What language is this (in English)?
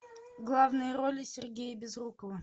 Russian